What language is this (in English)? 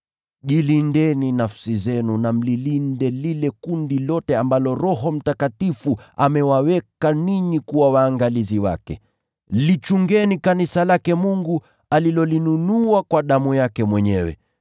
Swahili